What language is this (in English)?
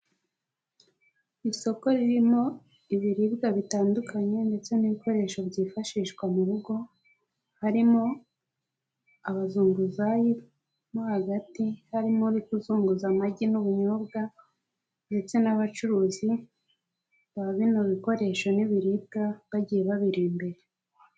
Kinyarwanda